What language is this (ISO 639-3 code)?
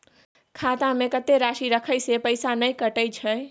mai